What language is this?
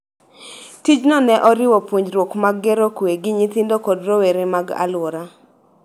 Luo (Kenya and Tanzania)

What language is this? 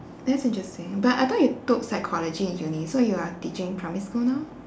English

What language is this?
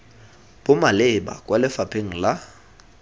Tswana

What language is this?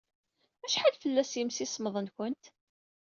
Kabyle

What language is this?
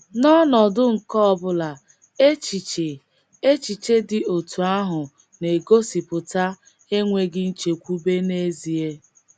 Igbo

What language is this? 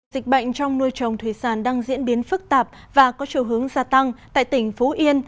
Vietnamese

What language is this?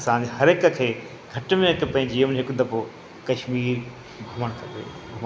Sindhi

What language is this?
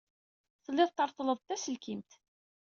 Kabyle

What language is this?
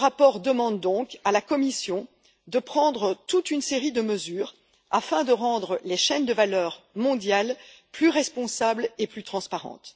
French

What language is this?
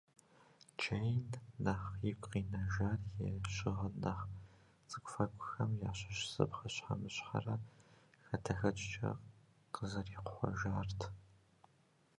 Kabardian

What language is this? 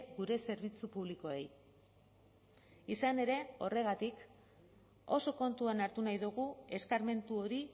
Basque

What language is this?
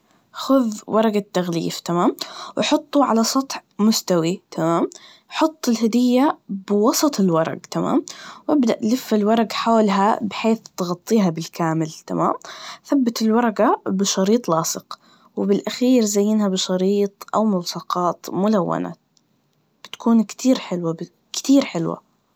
Najdi Arabic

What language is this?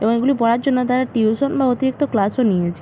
Bangla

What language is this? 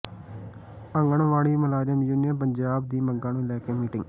Punjabi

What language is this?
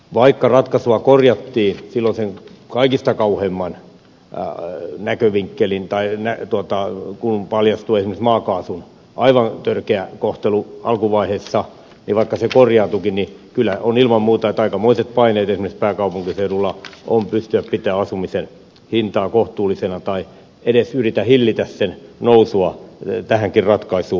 Finnish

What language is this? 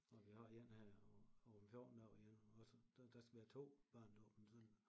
Danish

